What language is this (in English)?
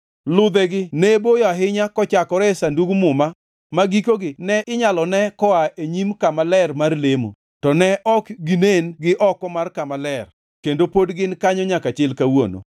Luo (Kenya and Tanzania)